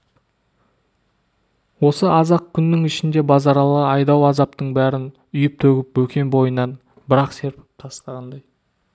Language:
Kazakh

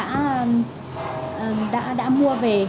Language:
Vietnamese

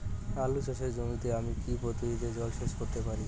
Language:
Bangla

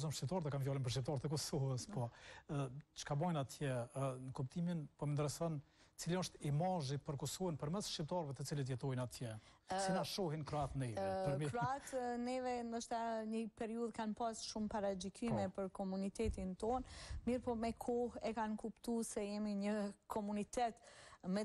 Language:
Romanian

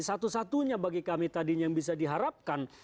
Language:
Indonesian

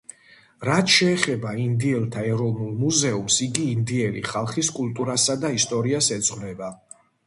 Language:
Georgian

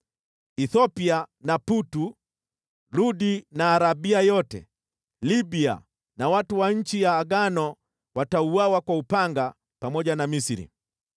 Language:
Swahili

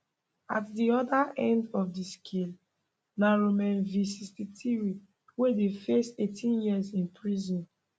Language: Nigerian Pidgin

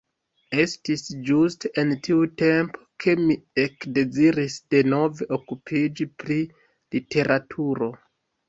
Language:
Esperanto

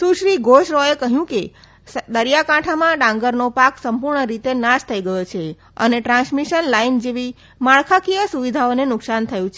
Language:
Gujarati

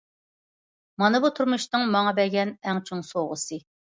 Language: Uyghur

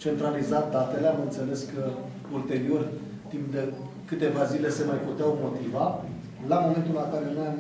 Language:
Romanian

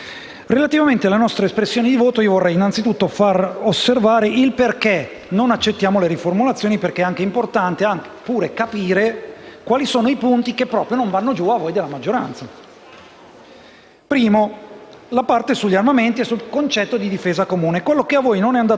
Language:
Italian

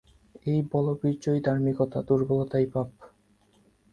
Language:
Bangla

